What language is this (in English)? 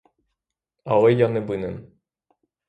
Ukrainian